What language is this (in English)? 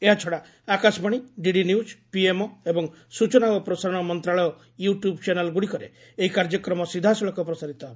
Odia